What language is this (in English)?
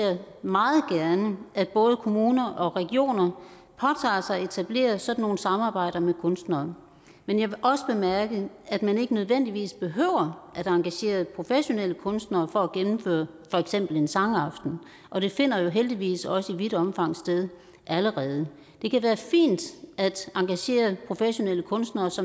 Danish